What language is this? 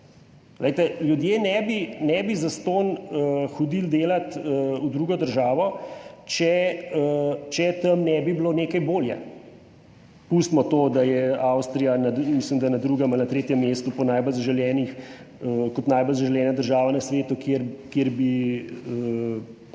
Slovenian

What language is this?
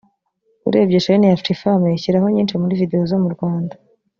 Kinyarwanda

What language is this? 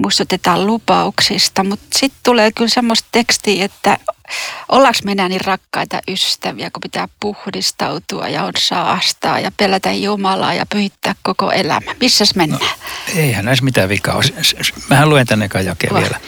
Finnish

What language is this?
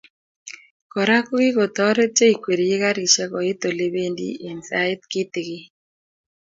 Kalenjin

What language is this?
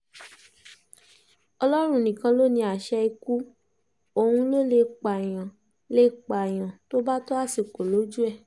Yoruba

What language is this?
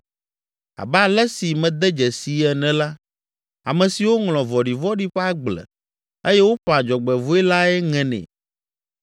Ewe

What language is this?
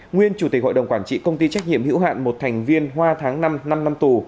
Vietnamese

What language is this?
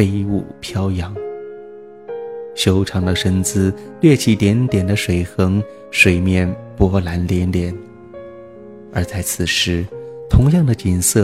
Chinese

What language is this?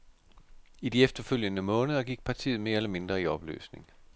Danish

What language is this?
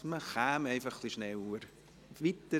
Swiss German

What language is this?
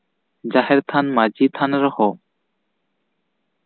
Santali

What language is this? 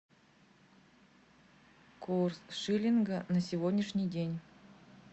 Russian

